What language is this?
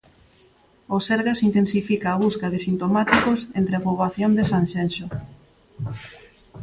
Galician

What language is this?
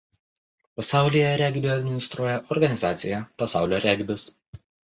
Lithuanian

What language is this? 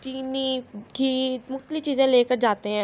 Urdu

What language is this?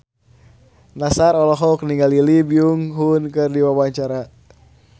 Sundanese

